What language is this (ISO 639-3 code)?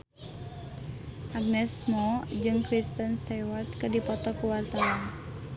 sun